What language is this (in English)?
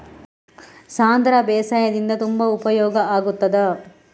Kannada